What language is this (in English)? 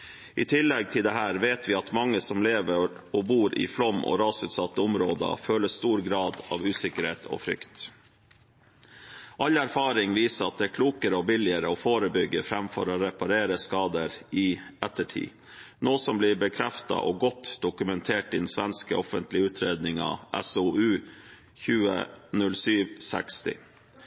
Norwegian Bokmål